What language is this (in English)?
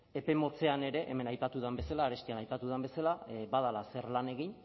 Basque